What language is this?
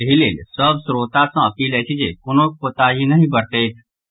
Maithili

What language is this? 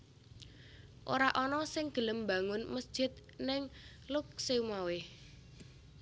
Javanese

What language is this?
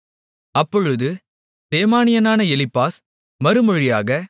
Tamil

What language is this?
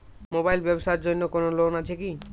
Bangla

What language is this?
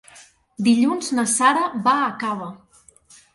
Catalan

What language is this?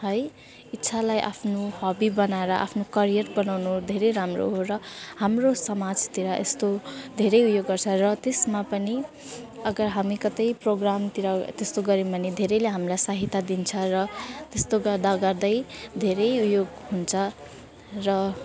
Nepali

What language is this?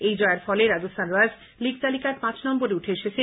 Bangla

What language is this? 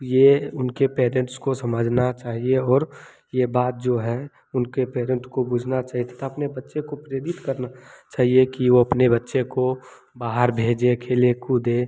Hindi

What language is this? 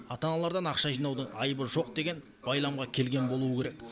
Kazakh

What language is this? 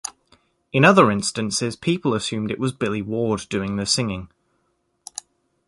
English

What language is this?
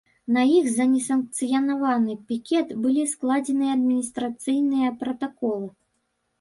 Belarusian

